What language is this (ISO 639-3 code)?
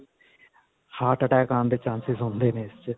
pan